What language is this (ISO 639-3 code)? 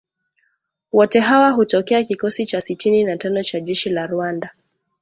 swa